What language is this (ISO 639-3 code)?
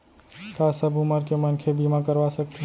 hne